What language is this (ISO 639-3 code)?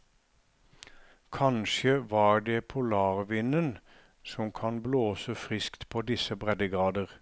nor